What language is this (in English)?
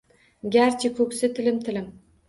Uzbek